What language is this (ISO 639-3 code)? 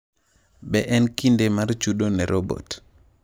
luo